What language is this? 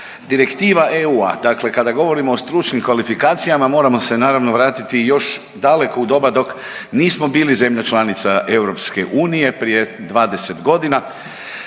Croatian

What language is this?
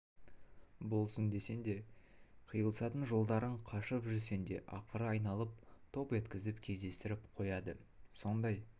Kazakh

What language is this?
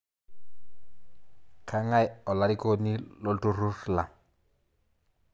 Masai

